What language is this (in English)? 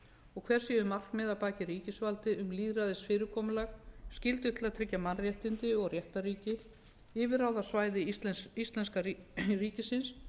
Icelandic